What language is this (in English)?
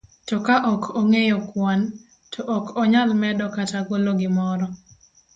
Luo (Kenya and Tanzania)